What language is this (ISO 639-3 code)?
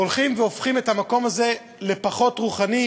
heb